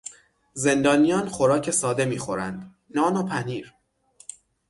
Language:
Persian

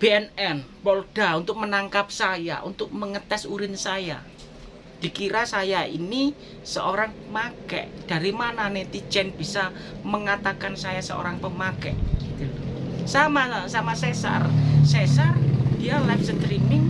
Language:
Indonesian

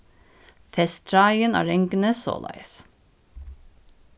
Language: Faroese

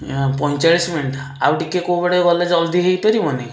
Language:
Odia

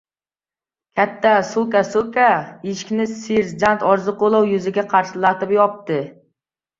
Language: Uzbek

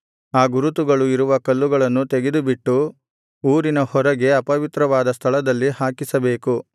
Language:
Kannada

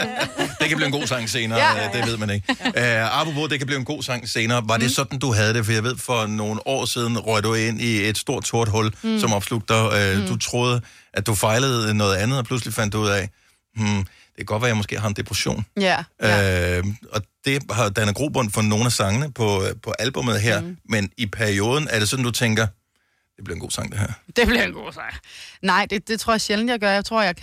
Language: Danish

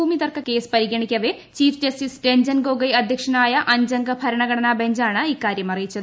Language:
Malayalam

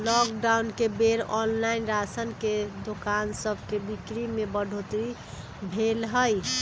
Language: Magahi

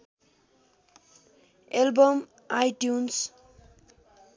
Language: Nepali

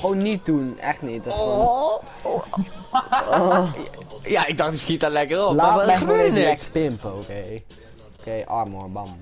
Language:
Dutch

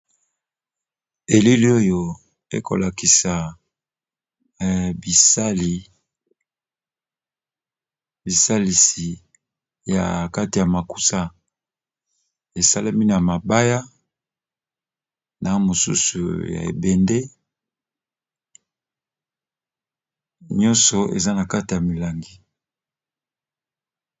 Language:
Lingala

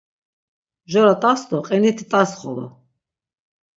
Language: Laz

